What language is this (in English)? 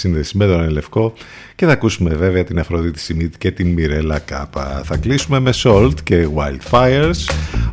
Greek